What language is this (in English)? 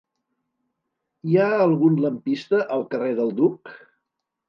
Catalan